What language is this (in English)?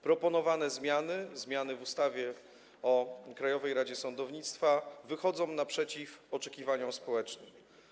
Polish